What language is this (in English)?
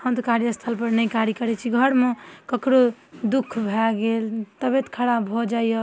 Maithili